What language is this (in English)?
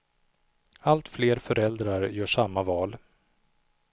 Swedish